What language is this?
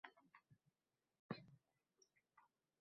Uzbek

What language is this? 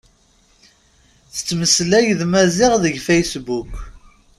Kabyle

